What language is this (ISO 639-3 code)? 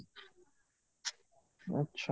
ori